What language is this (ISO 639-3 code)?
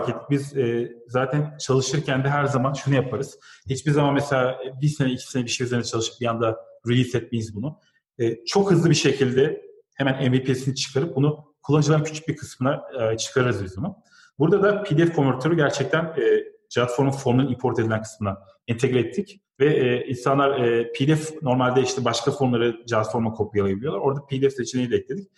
tur